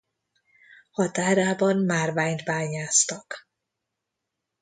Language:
Hungarian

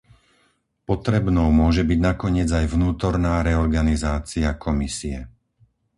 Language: Slovak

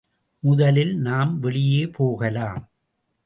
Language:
Tamil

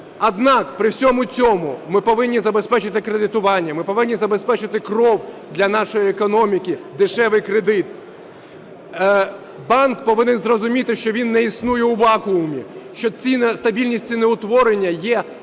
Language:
Ukrainian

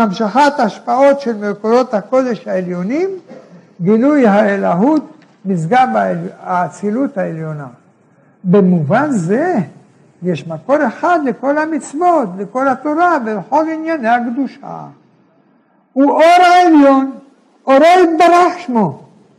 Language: Hebrew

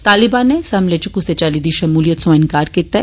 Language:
Dogri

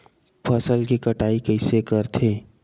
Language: Chhattisgarhi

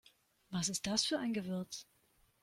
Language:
German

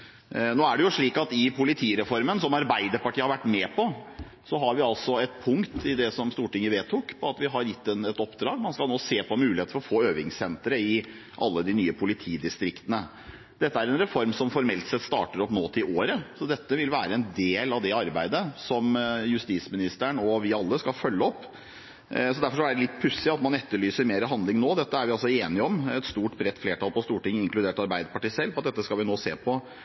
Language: Norwegian Bokmål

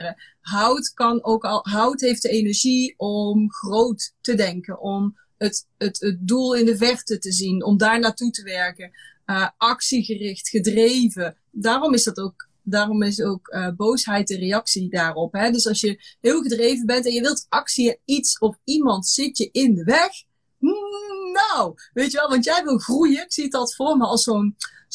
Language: Dutch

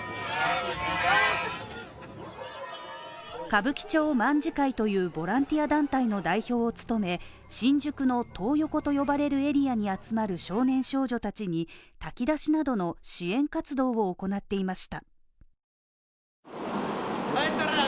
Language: Japanese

